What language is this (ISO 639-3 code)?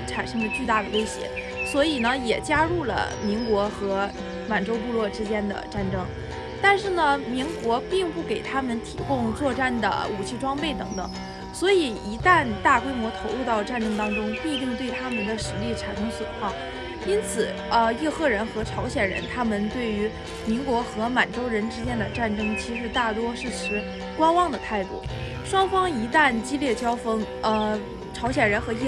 zho